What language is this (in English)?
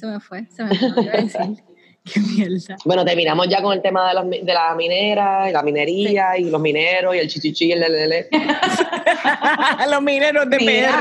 Spanish